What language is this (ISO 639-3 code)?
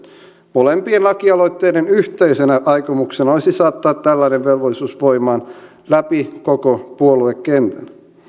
fin